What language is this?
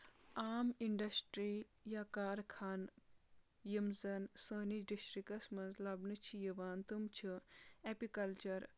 Kashmiri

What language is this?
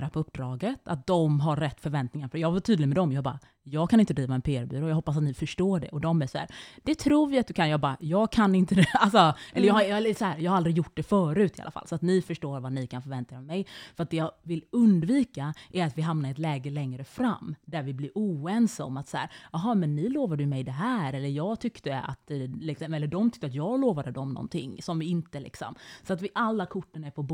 Swedish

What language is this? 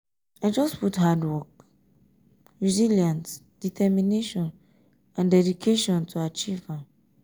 Nigerian Pidgin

